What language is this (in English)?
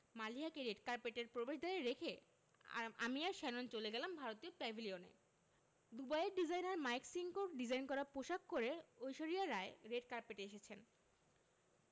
Bangla